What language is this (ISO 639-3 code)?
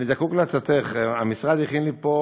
heb